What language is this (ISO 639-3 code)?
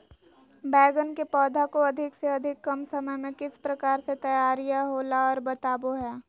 mag